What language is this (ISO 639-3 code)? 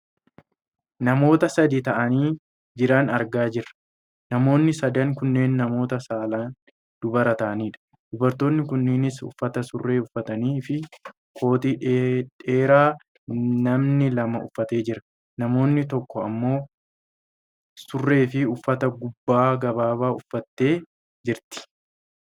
orm